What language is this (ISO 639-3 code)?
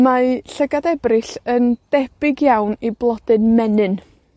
cym